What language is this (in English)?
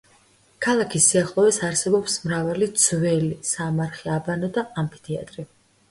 Georgian